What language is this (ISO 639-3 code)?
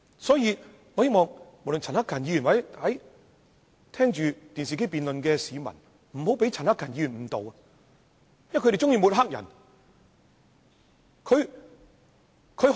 yue